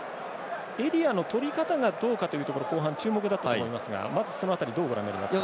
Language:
Japanese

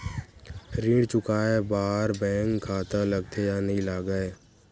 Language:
Chhattisgarhi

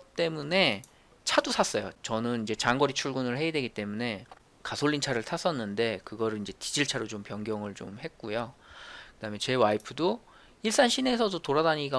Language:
Korean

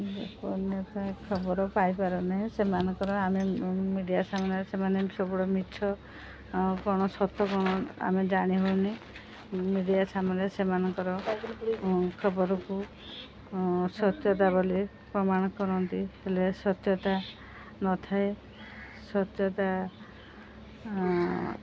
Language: Odia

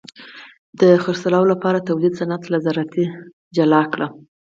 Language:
Pashto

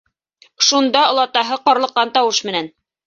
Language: Bashkir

